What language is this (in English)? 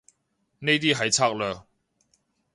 Cantonese